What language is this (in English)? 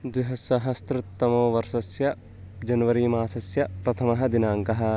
Sanskrit